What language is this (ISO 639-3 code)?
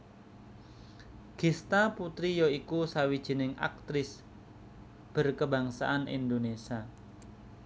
jav